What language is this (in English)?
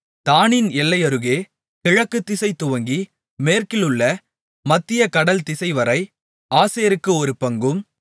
Tamil